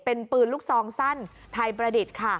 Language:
Thai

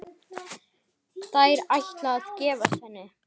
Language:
Icelandic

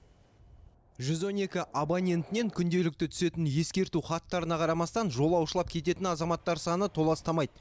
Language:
Kazakh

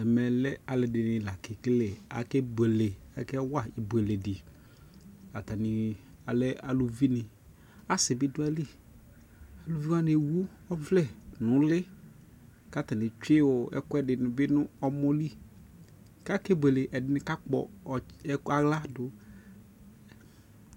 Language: Ikposo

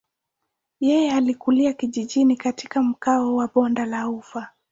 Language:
Swahili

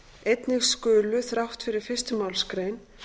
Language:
Icelandic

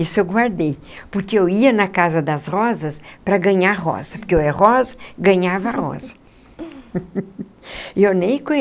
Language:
Portuguese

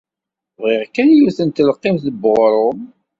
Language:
Kabyle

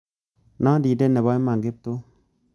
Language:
Kalenjin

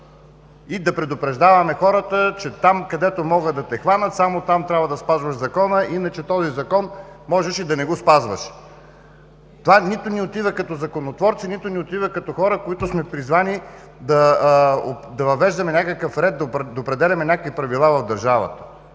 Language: Bulgarian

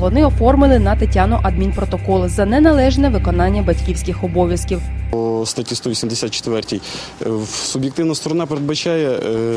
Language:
Ukrainian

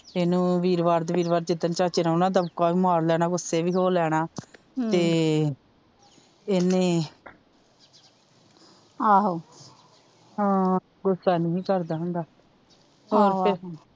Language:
Punjabi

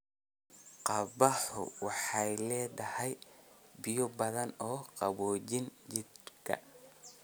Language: Somali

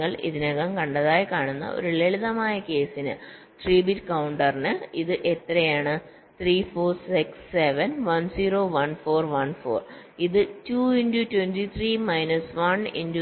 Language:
Malayalam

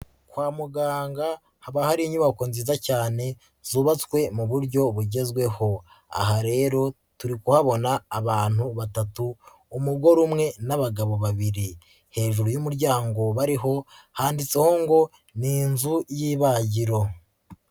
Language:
Kinyarwanda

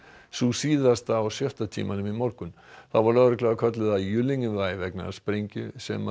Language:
Icelandic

